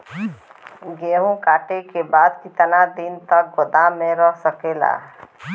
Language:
Bhojpuri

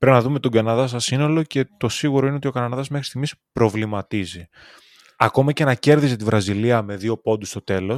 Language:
Greek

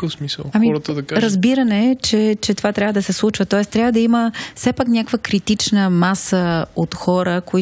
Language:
Bulgarian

